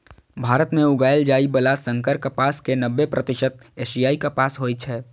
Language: Maithili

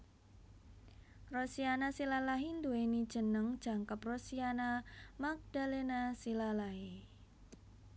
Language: Javanese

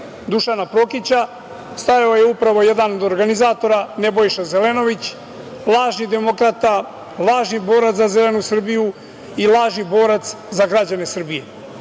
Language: Serbian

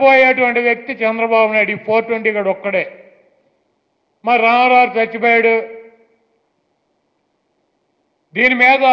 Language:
Hindi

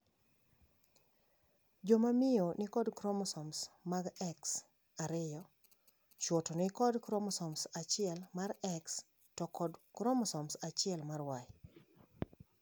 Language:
Luo (Kenya and Tanzania)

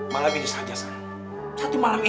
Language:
Indonesian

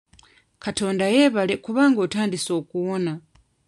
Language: Ganda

